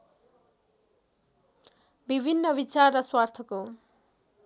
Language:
Nepali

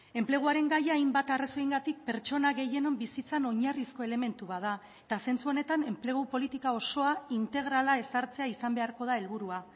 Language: Basque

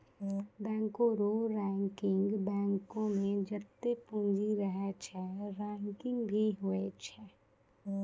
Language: Maithili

